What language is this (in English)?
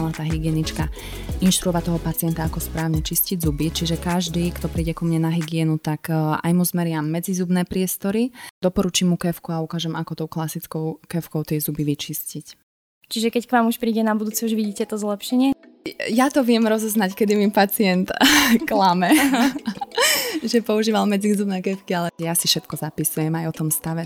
Slovak